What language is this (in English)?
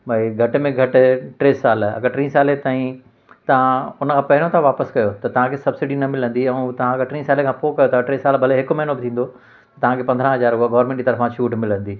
Sindhi